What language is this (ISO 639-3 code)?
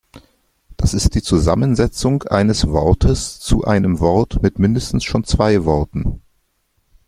deu